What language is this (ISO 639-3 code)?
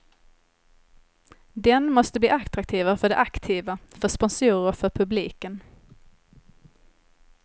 swe